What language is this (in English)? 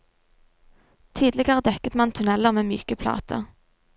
Norwegian